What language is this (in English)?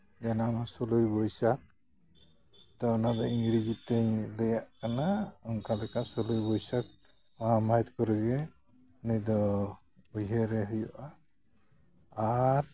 Santali